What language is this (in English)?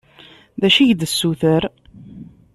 Kabyle